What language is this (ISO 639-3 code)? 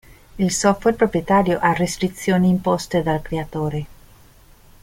ita